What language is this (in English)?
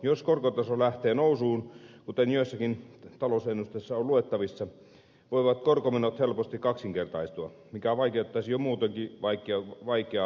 Finnish